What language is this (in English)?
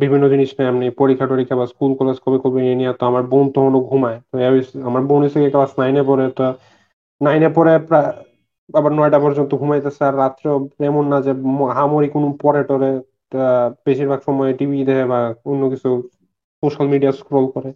Bangla